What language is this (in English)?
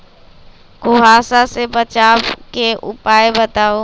Magahi